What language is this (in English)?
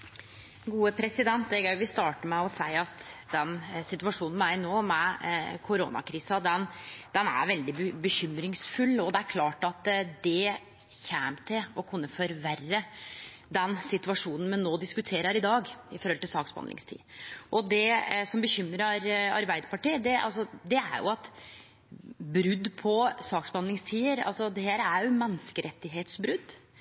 Norwegian Nynorsk